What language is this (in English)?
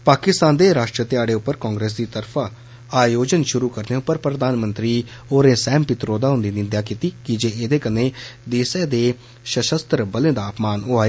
Dogri